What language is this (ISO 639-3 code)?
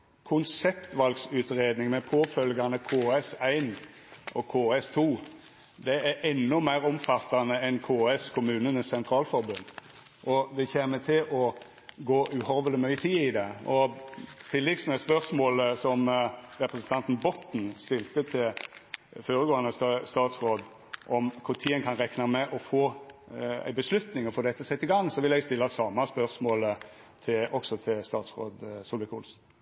nno